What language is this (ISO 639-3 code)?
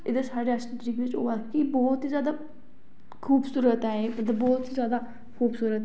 doi